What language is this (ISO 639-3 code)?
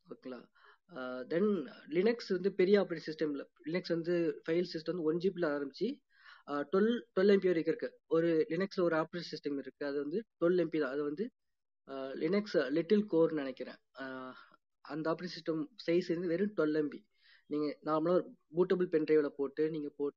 tam